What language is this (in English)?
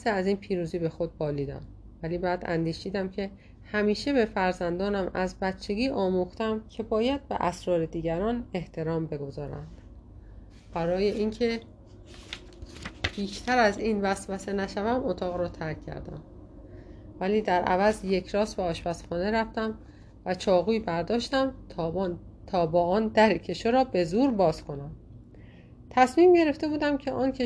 Persian